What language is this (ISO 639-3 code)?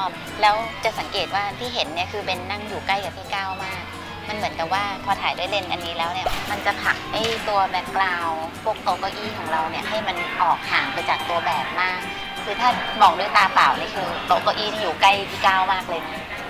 tha